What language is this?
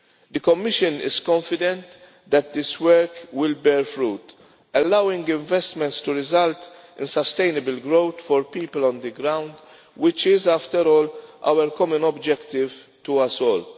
English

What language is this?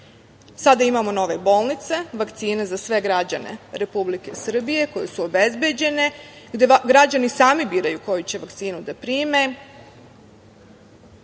Serbian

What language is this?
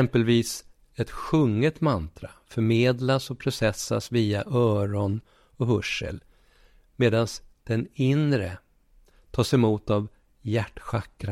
Swedish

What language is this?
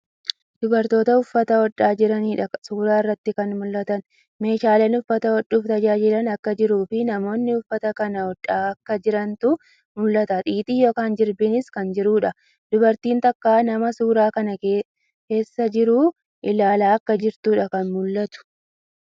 Oromo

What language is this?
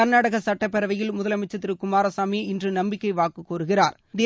Tamil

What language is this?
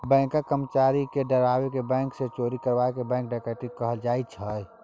Maithili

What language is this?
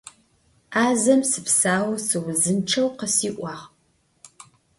Adyghe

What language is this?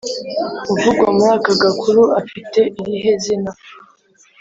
Kinyarwanda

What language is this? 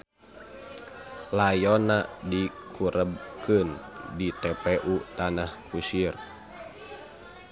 Sundanese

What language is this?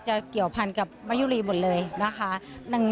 Thai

